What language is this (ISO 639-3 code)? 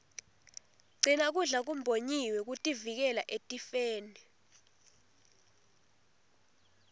ssw